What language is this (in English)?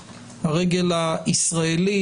Hebrew